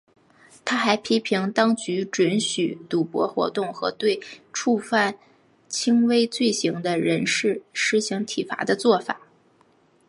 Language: Chinese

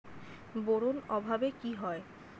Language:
Bangla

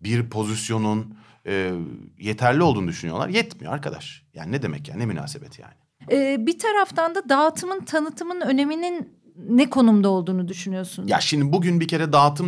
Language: Turkish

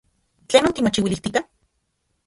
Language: Central Puebla Nahuatl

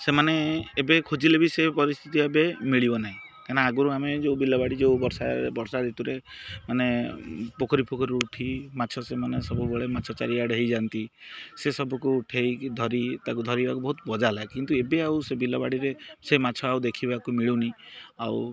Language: Odia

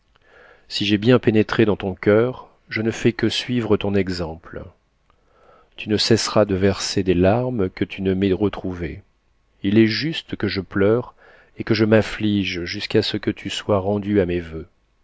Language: French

